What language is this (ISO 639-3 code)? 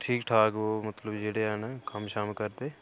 doi